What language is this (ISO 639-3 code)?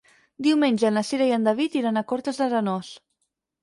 cat